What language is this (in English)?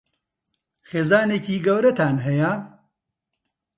Central Kurdish